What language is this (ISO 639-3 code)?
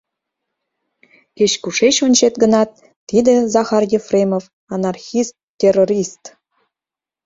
chm